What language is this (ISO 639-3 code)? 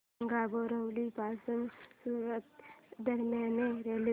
mar